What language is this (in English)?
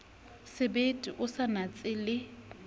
Southern Sotho